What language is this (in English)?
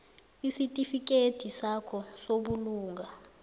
South Ndebele